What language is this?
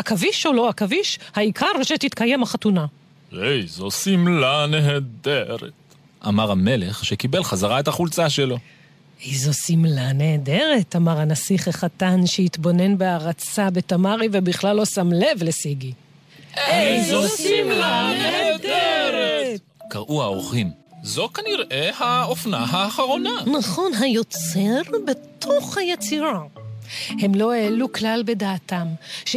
Hebrew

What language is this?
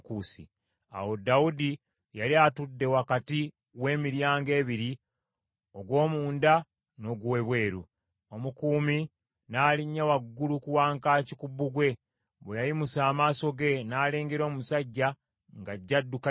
Ganda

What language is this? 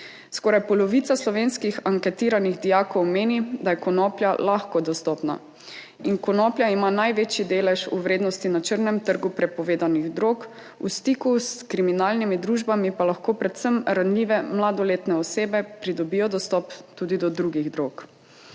Slovenian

